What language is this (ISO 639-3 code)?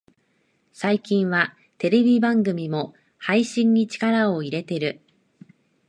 jpn